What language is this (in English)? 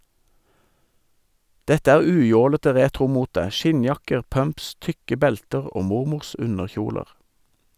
Norwegian